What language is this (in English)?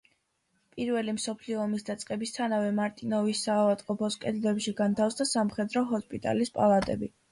Georgian